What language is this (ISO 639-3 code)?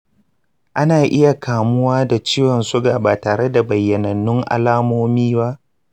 hau